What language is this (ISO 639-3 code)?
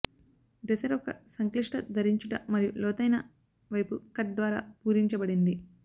tel